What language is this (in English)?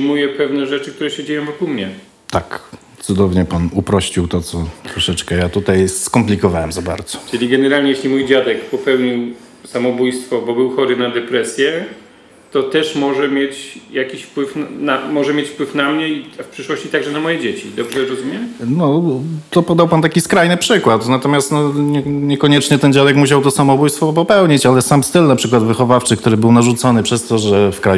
Polish